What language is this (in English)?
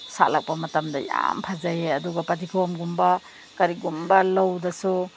Manipuri